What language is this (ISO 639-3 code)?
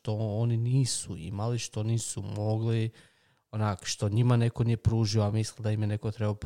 hrv